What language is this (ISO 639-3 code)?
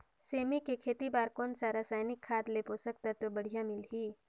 hne